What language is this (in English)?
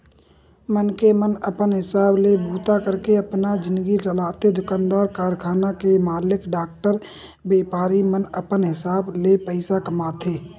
Chhattisgarhi